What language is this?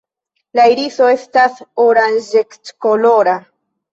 Esperanto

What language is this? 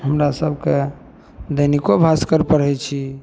Maithili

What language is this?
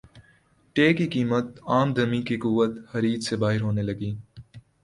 Urdu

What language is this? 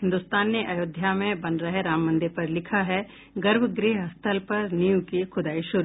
Hindi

